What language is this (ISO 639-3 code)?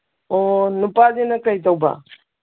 mni